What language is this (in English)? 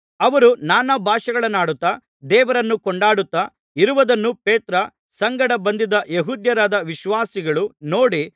Kannada